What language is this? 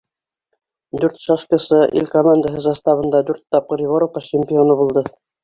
Bashkir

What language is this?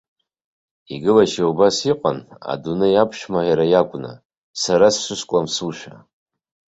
Abkhazian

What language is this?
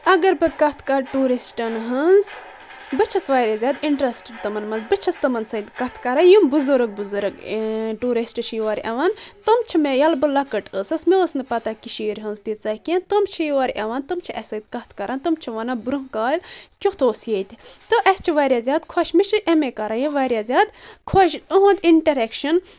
Kashmiri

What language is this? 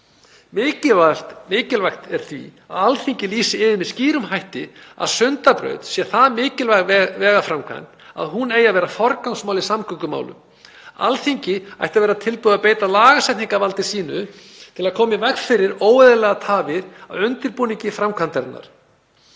Icelandic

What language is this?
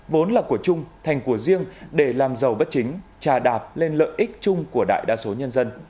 Vietnamese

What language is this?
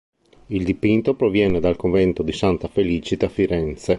Italian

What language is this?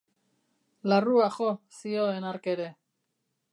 Basque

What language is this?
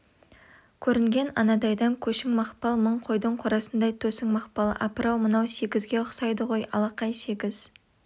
Kazakh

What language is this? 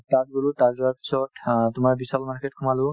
Assamese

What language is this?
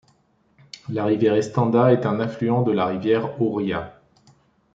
French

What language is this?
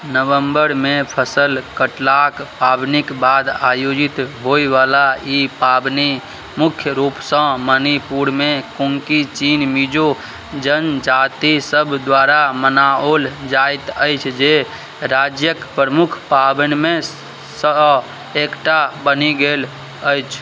Maithili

